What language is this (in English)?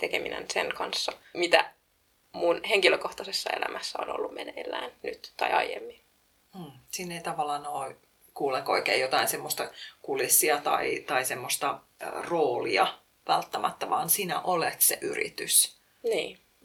Finnish